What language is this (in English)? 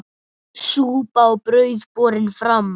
Icelandic